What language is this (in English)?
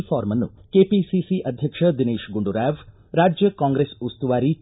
Kannada